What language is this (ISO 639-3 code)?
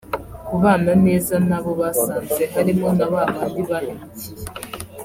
kin